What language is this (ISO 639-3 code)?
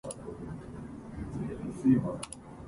jpn